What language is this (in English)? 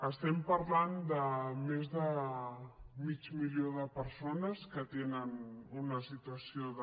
Catalan